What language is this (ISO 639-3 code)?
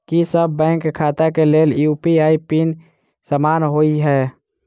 mai